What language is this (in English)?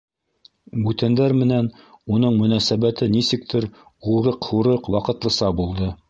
Bashkir